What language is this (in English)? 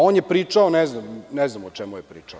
Serbian